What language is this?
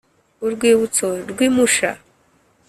Kinyarwanda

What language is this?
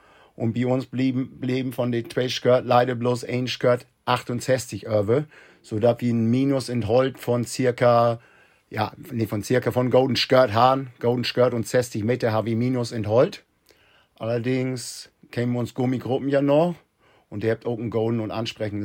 German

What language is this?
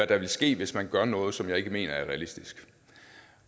Danish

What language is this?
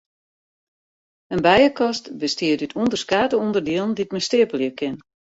Western Frisian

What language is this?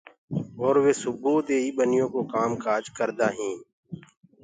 Gurgula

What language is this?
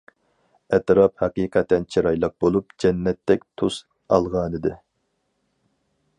Uyghur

